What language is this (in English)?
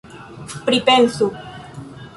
Esperanto